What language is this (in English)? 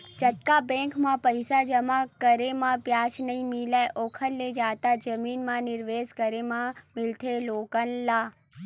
Chhattisgarhi